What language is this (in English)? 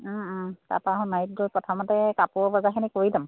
Assamese